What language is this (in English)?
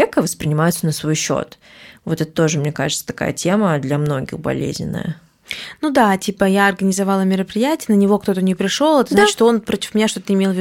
Russian